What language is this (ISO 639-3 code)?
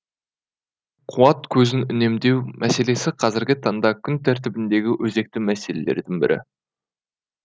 kaz